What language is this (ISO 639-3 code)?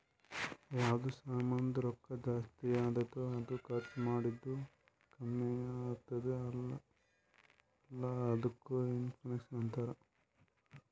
kan